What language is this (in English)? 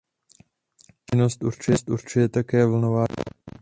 Czech